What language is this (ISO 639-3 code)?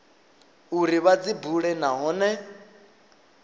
ven